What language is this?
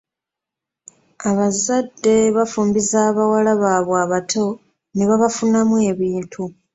Ganda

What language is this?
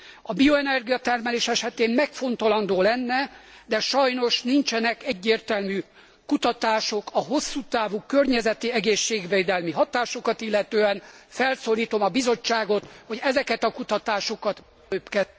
Hungarian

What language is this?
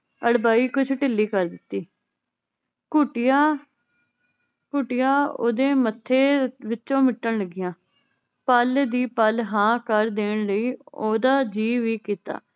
Punjabi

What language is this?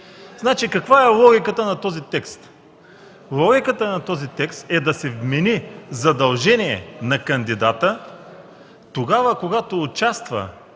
Bulgarian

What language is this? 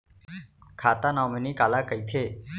Chhattisgarhi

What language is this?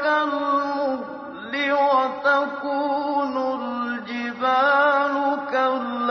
Filipino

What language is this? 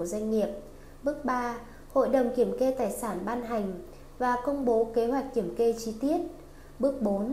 Vietnamese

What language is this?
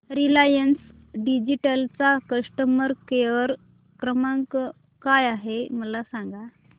Marathi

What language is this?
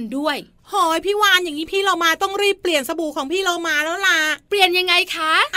Thai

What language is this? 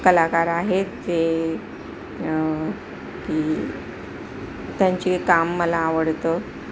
Marathi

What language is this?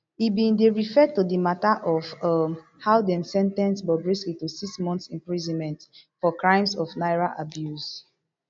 Nigerian Pidgin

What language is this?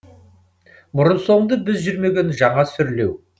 Kazakh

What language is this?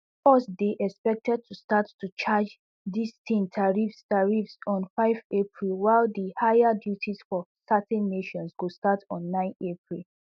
Nigerian Pidgin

